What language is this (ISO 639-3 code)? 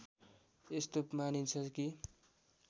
nep